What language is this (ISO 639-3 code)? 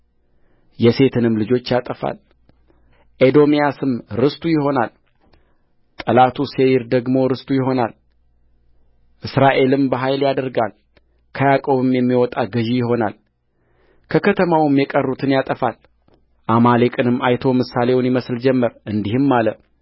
amh